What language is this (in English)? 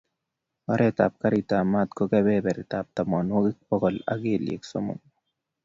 Kalenjin